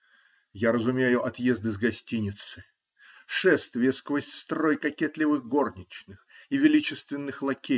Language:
Russian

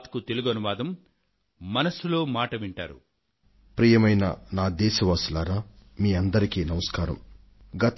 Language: Telugu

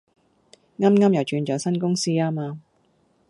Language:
Cantonese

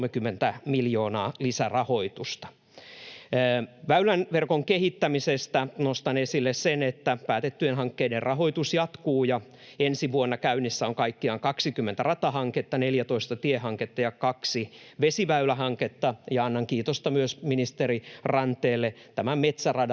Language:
Finnish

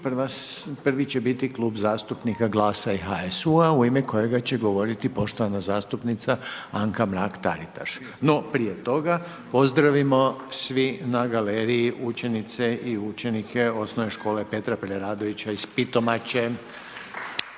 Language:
Croatian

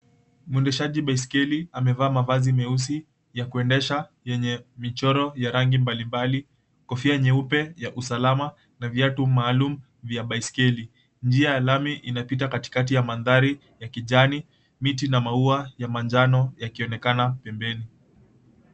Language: Swahili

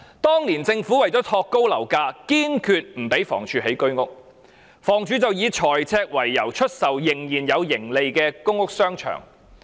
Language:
Cantonese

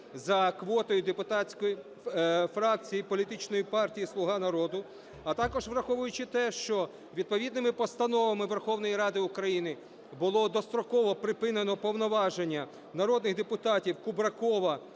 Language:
Ukrainian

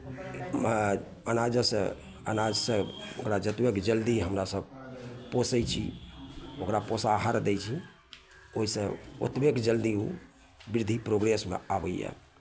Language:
Maithili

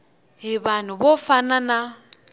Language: Tsonga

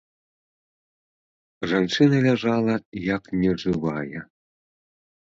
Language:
Belarusian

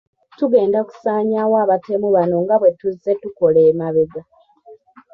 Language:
Ganda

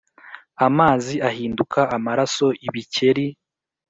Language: Kinyarwanda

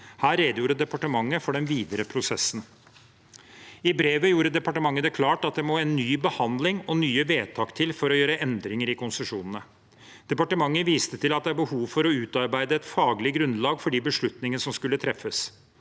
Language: Norwegian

